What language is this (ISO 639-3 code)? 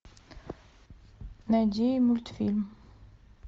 rus